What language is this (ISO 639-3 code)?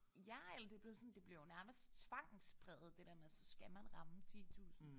dan